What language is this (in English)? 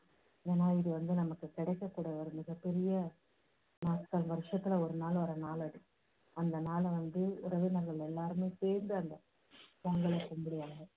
Tamil